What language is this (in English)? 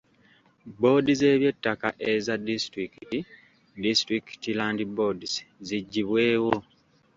Ganda